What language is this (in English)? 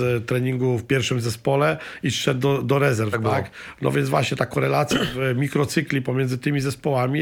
Polish